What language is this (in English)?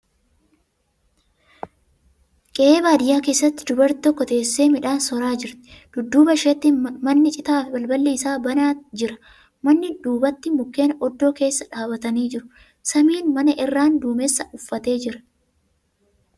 Oromo